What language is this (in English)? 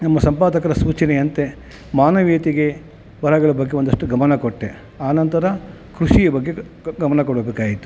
Kannada